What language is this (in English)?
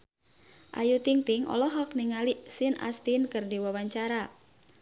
Sundanese